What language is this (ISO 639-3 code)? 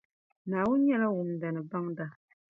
dag